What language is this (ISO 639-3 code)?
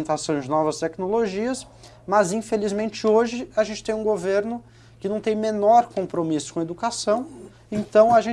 por